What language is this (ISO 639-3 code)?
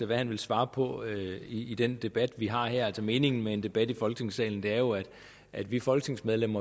dan